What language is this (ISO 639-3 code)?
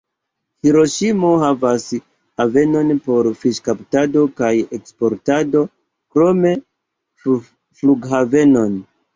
epo